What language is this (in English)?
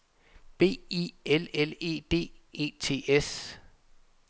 Danish